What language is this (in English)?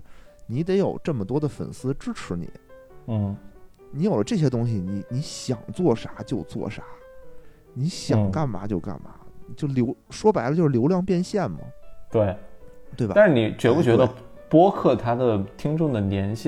Chinese